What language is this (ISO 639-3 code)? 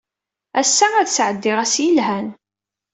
kab